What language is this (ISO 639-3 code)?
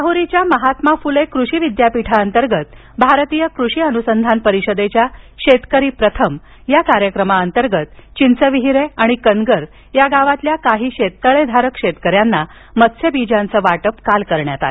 mar